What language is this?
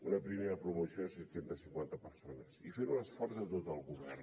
Catalan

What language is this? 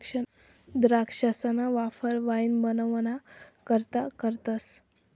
Marathi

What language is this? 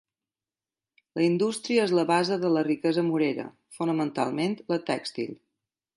Catalan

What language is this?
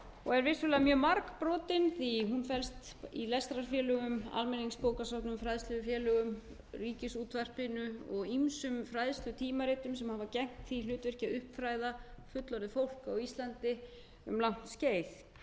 Icelandic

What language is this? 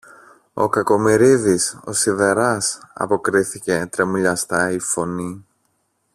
Greek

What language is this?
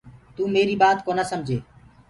Gurgula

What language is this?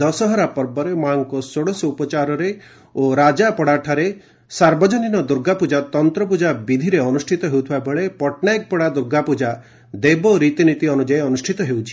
Odia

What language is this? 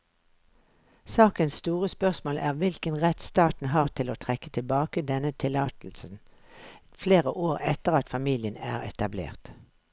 Norwegian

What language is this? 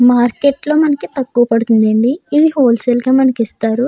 Telugu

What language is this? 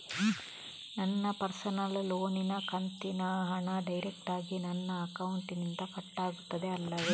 Kannada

